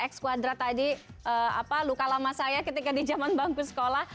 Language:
Indonesian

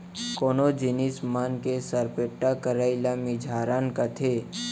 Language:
Chhattisgarhi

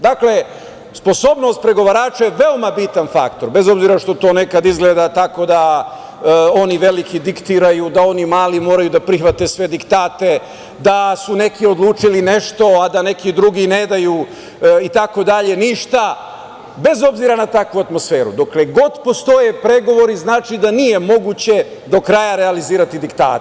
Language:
Serbian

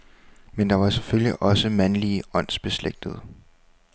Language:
Danish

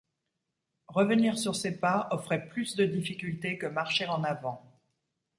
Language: French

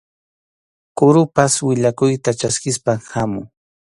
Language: Arequipa-La Unión Quechua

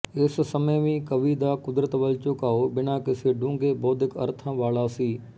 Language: Punjabi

